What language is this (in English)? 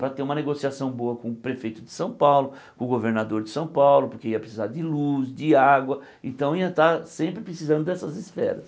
Portuguese